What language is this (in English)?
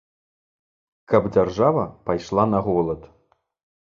Belarusian